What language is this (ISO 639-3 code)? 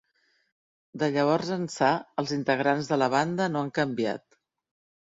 cat